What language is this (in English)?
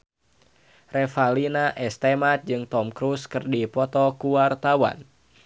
Sundanese